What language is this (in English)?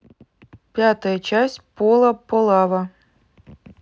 Russian